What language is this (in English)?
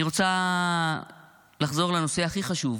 Hebrew